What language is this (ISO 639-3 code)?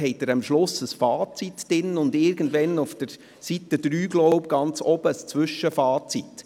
gsw